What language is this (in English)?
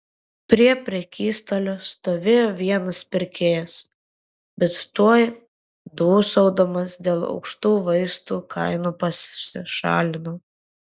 Lithuanian